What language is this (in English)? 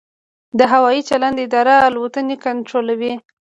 Pashto